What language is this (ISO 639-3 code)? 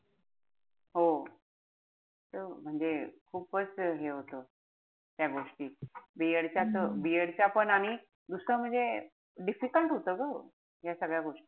mar